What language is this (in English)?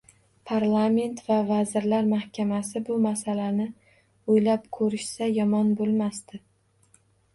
Uzbek